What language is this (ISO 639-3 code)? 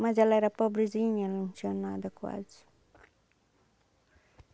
por